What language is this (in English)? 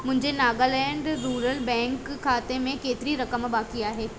Sindhi